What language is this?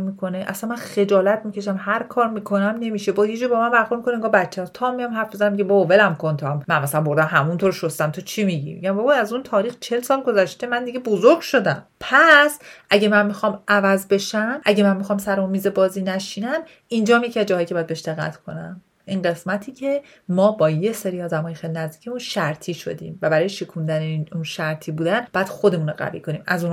Persian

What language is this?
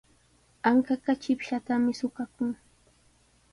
Sihuas Ancash Quechua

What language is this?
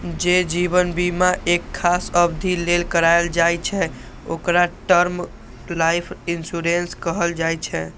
Maithili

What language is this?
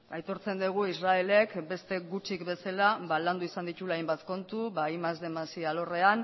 Basque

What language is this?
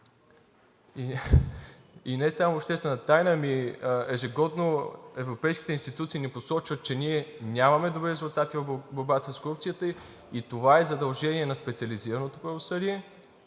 Bulgarian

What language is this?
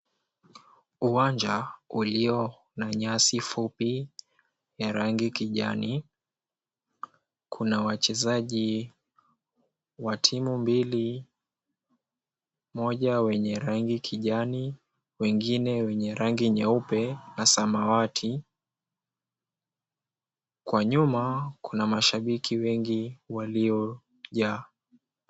Swahili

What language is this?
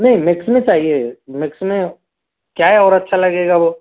Hindi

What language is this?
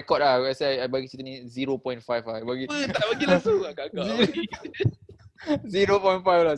Malay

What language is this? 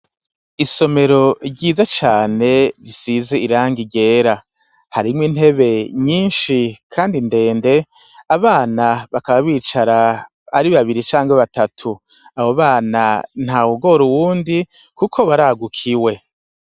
Rundi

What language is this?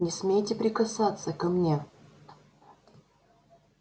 Russian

